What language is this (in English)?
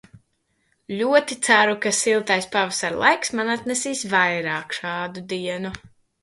Latvian